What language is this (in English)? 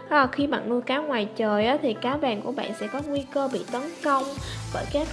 Vietnamese